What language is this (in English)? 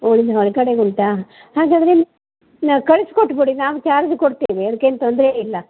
Kannada